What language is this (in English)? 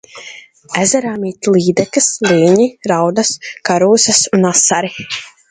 Latvian